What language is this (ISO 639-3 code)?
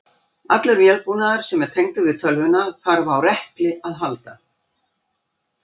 isl